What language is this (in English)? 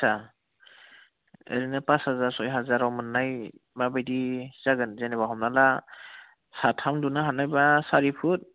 Bodo